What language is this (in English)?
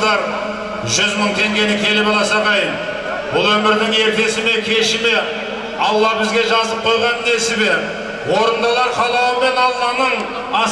Turkish